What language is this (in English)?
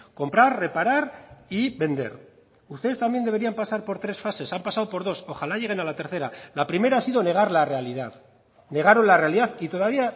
Spanish